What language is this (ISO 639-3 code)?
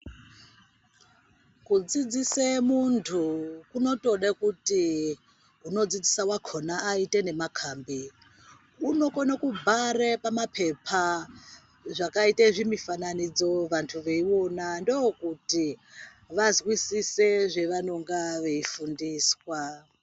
ndc